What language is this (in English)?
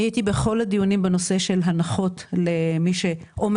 Hebrew